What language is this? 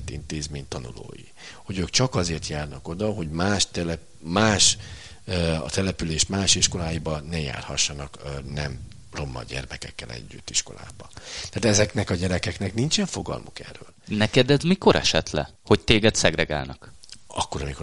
Hungarian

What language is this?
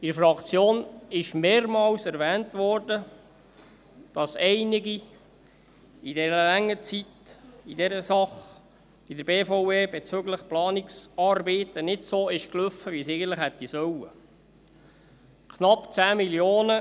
Swiss German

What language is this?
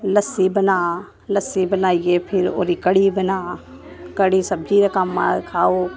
Dogri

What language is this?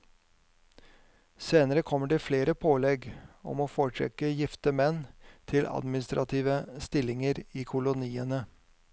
Norwegian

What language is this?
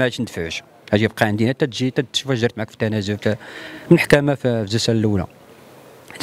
Arabic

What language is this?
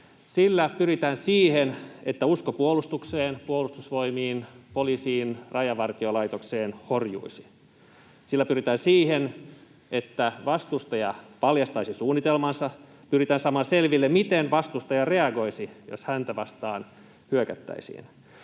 Finnish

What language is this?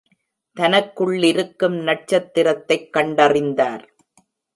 Tamil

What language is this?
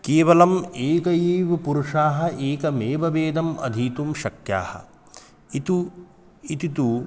Sanskrit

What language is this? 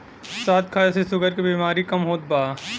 Bhojpuri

